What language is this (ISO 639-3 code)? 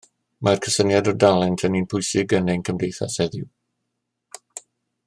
cym